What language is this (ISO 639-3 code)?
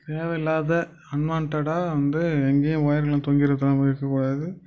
tam